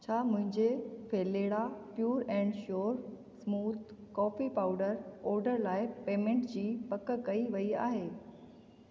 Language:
Sindhi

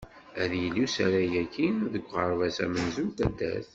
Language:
Kabyle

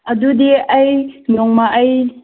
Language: Manipuri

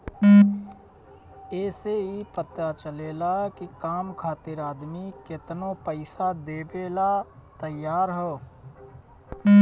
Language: Bhojpuri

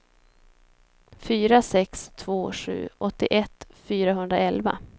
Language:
Swedish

